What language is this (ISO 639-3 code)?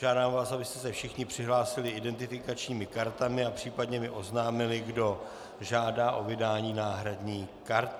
ces